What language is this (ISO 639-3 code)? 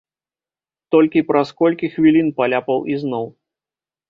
bel